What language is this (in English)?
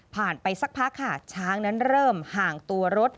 Thai